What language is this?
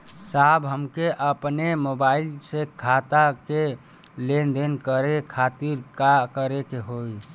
Bhojpuri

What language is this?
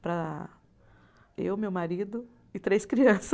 Portuguese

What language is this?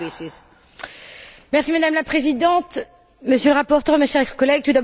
French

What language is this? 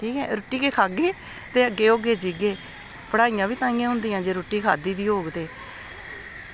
Dogri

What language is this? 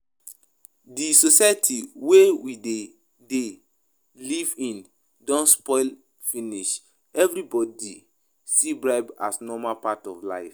Nigerian Pidgin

